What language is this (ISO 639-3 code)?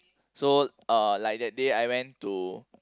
eng